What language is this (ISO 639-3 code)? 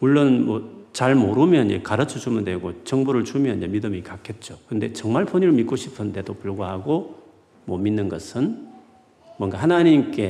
kor